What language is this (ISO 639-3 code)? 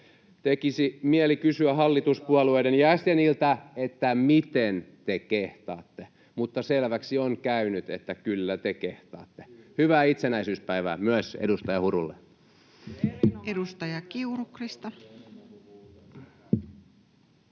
fin